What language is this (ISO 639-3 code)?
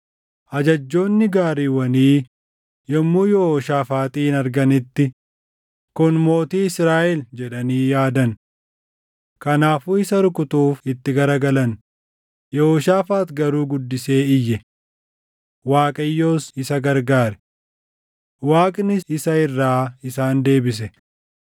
orm